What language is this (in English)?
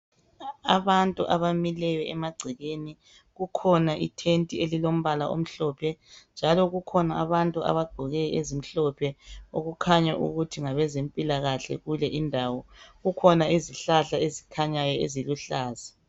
North Ndebele